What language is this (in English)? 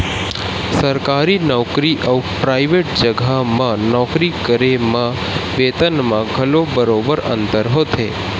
Chhattisgarhi